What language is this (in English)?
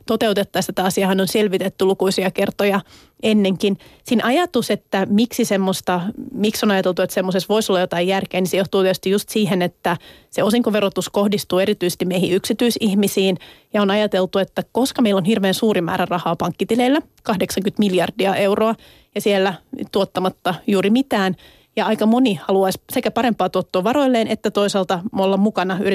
Finnish